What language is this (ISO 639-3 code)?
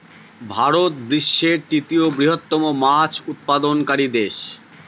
ben